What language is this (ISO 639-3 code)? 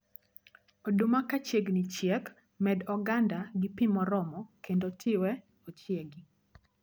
luo